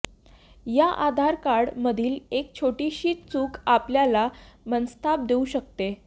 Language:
Marathi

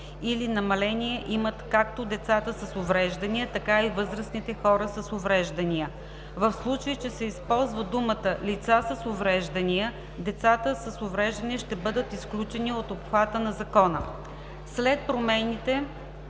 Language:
Bulgarian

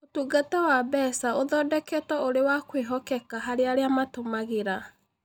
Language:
Kikuyu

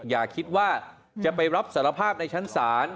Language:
Thai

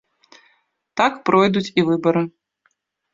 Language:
Belarusian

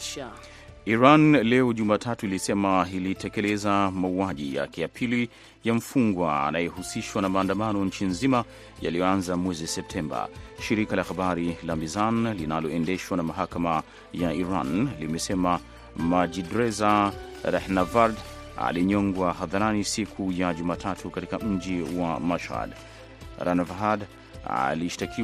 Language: Swahili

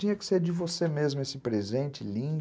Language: Portuguese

